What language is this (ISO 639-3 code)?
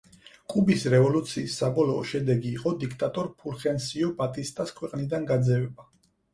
kat